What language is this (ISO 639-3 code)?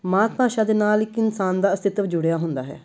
pan